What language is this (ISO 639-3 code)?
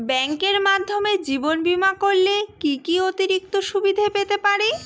ben